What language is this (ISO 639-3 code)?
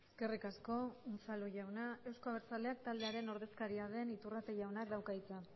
eus